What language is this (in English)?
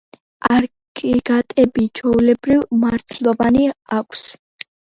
Georgian